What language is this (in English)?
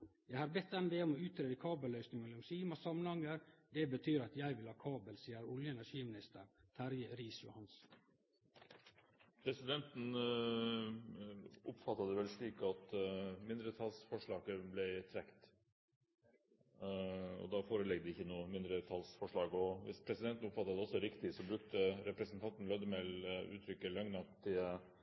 Norwegian